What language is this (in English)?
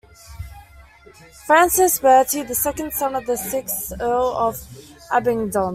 English